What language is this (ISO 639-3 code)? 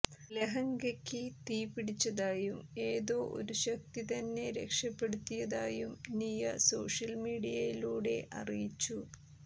mal